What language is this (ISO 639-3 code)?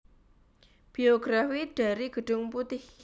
jav